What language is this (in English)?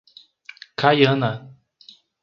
Portuguese